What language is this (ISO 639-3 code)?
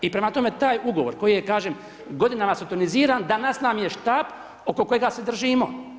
hrv